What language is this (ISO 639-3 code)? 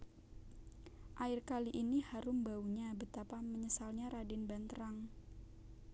jav